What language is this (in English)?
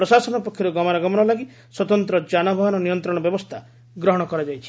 Odia